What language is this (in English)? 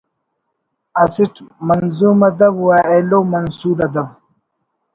Brahui